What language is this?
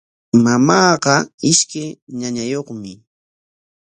Corongo Ancash Quechua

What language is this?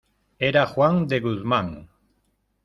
Spanish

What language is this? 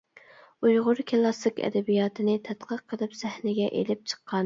Uyghur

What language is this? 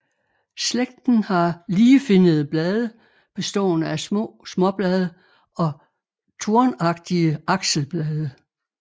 Danish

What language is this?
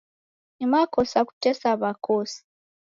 Taita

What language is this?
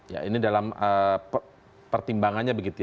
Indonesian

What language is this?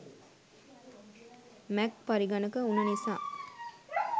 Sinhala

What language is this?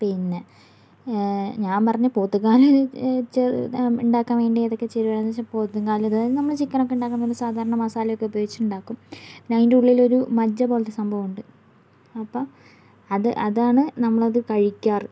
Malayalam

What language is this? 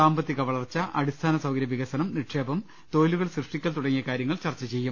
Malayalam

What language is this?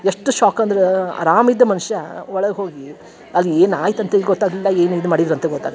Kannada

